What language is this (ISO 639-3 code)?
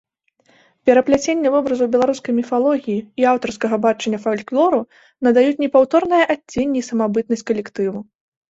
bel